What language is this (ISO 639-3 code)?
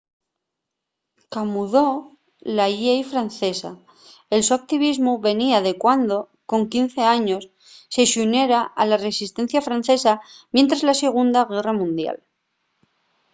ast